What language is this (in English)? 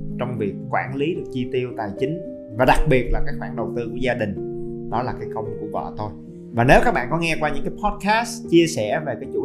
Vietnamese